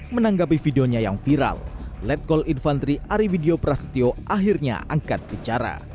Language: Indonesian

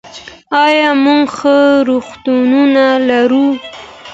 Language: Pashto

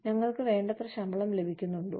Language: Malayalam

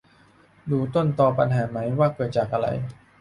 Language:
Thai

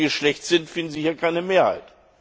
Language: German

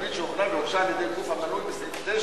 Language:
Hebrew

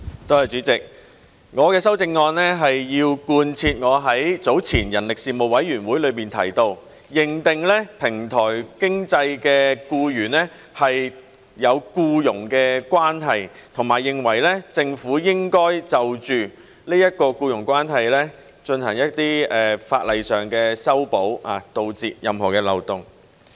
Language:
Cantonese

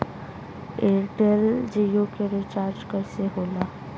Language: Bhojpuri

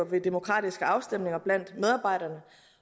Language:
Danish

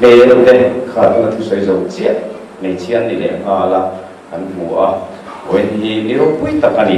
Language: Indonesian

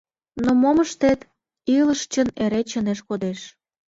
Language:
Mari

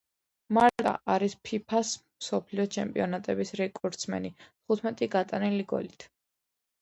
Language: Georgian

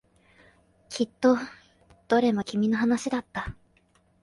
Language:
Japanese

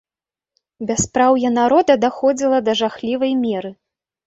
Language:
Belarusian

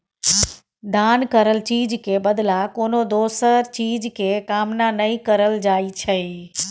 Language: Maithili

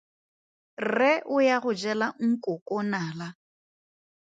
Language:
Tswana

